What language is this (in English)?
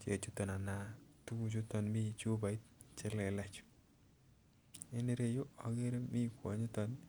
Kalenjin